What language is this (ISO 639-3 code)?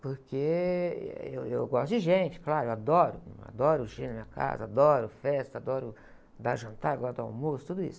por